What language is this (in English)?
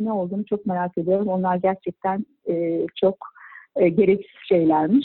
Turkish